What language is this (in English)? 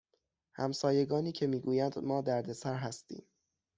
Persian